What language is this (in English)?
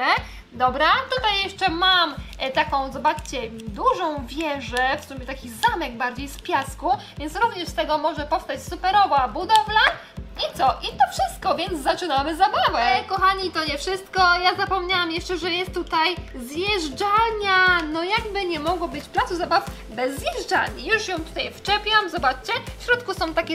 Polish